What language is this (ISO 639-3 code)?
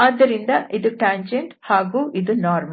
kan